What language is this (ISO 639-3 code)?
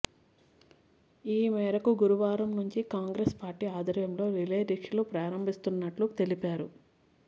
tel